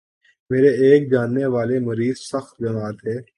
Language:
Urdu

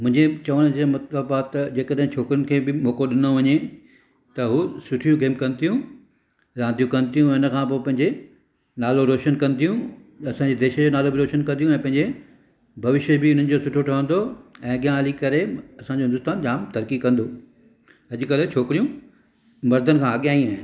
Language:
Sindhi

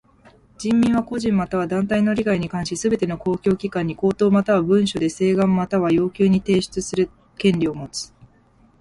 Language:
Japanese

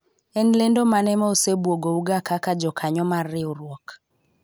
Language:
Luo (Kenya and Tanzania)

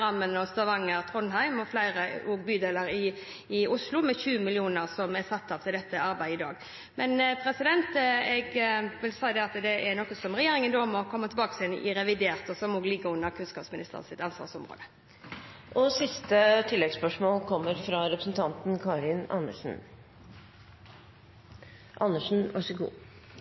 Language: Norwegian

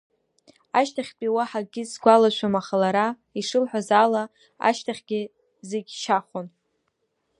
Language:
Abkhazian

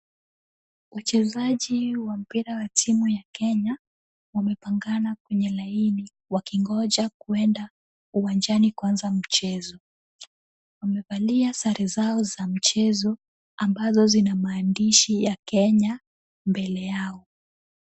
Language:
Swahili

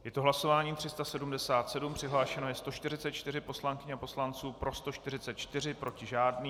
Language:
Czech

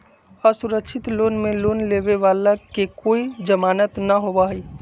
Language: Magahi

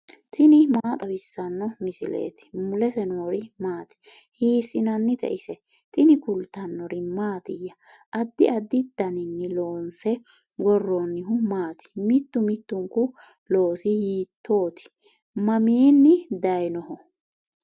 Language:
Sidamo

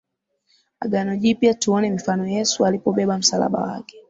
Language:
Swahili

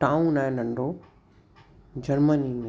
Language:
Sindhi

